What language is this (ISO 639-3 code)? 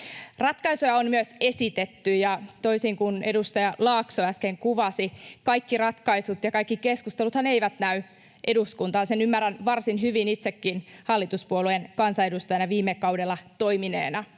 fin